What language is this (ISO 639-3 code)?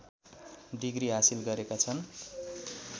nep